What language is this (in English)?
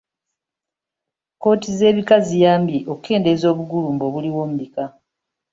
Ganda